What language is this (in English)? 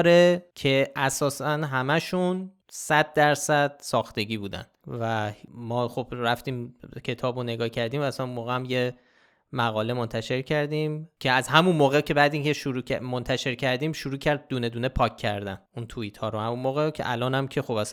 Persian